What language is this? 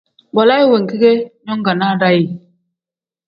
Tem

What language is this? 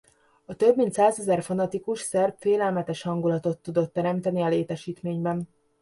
Hungarian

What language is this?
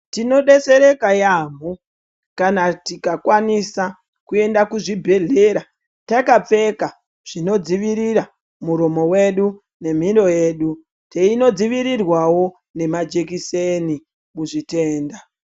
Ndau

